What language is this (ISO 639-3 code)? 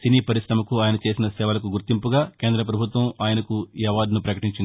tel